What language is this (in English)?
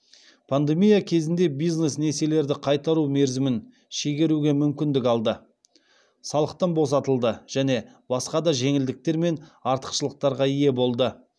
Kazakh